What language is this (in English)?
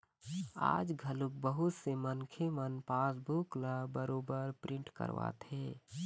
Chhattisgarhi